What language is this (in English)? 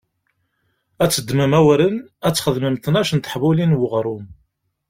Kabyle